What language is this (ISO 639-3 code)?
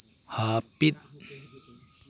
sat